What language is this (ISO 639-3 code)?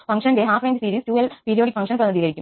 mal